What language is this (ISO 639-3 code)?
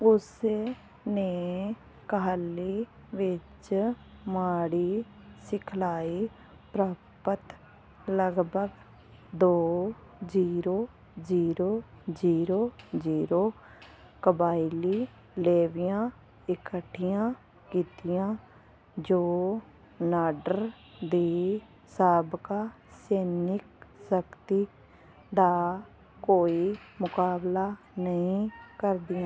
pan